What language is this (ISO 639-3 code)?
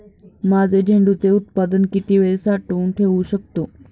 mar